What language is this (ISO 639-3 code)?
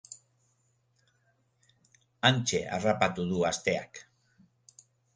eus